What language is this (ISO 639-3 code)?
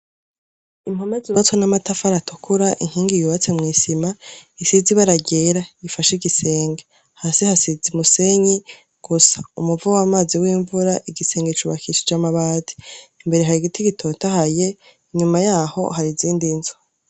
run